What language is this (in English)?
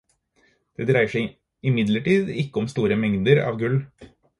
Norwegian Bokmål